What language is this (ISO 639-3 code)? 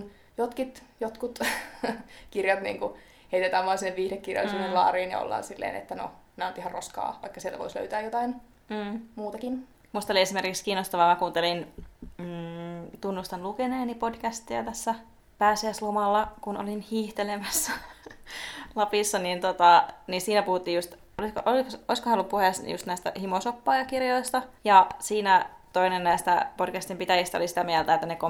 fin